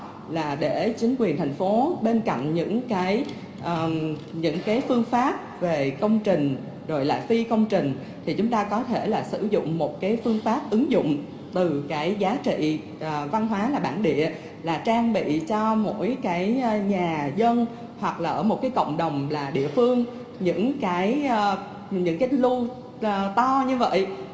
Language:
Vietnamese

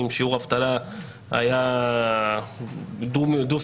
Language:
Hebrew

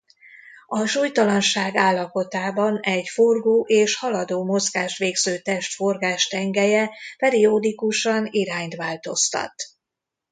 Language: Hungarian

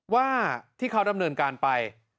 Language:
Thai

